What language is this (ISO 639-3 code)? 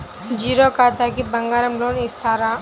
tel